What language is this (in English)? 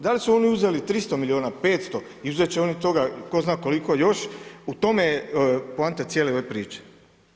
Croatian